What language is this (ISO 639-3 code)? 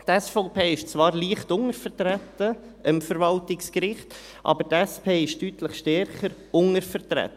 gsw